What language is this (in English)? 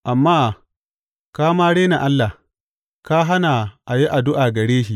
Hausa